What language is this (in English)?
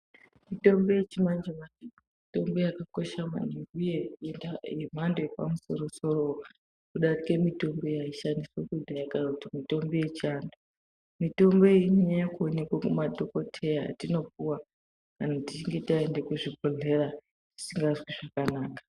Ndau